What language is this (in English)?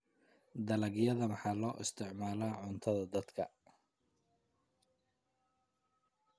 Somali